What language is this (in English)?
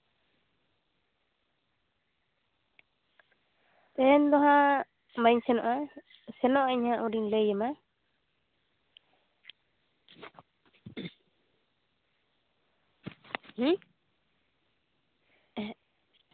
Santali